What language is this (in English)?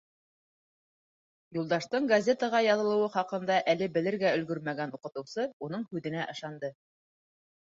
Bashkir